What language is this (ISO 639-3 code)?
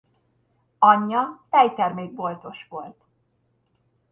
hun